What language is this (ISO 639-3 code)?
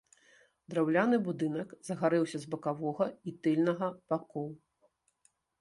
bel